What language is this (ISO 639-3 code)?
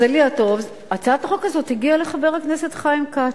heb